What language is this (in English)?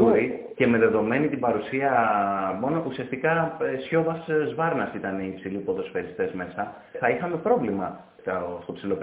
Greek